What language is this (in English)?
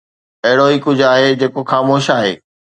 Sindhi